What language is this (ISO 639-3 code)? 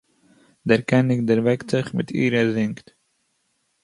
yid